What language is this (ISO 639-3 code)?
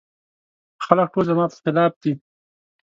pus